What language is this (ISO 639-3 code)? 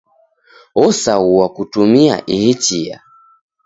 dav